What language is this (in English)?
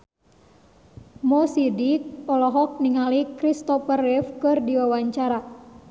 Sundanese